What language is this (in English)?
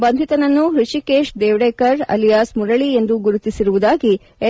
Kannada